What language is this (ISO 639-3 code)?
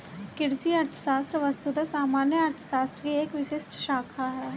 hin